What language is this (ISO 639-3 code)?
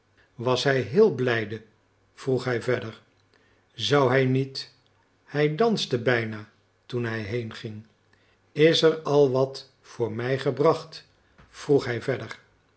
nld